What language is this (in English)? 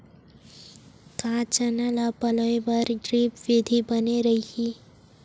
Chhattisgarhi